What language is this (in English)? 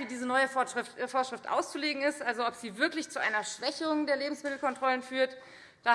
German